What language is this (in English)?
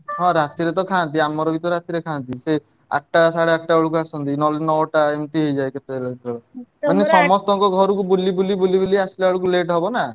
Odia